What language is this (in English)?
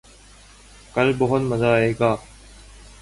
Urdu